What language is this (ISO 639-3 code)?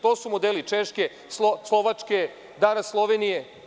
srp